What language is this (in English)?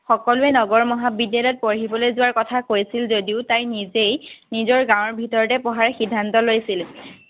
Assamese